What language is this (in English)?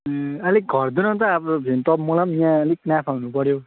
Nepali